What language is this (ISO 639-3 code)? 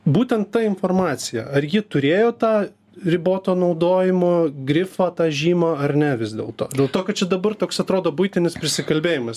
lit